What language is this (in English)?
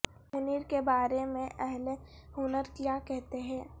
Urdu